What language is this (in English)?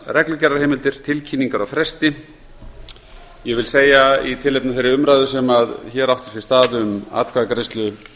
Icelandic